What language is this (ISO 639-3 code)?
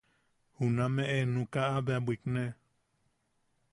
yaq